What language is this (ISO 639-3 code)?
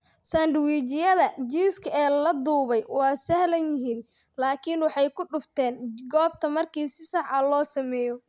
som